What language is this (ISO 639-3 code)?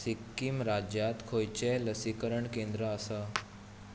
kok